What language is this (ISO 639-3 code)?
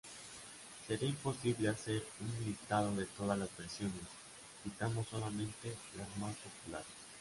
spa